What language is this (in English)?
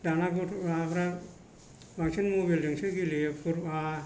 Bodo